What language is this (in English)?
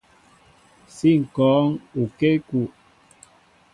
Mbo (Cameroon)